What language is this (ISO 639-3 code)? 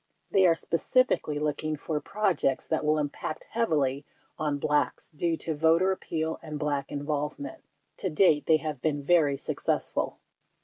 eng